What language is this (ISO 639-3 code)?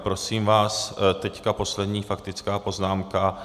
ces